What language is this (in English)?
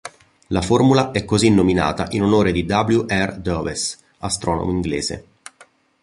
Italian